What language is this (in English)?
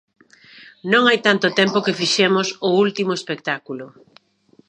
Galician